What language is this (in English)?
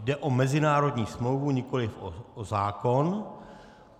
Czech